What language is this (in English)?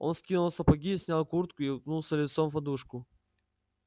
Russian